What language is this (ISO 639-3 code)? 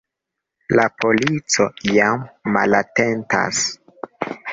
epo